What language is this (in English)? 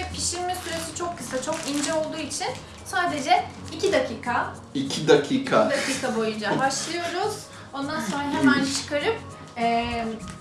Turkish